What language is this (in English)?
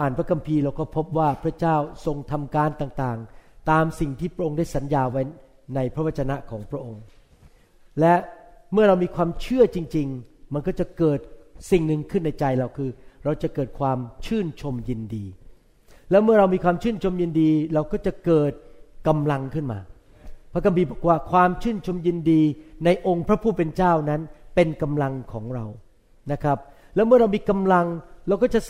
Thai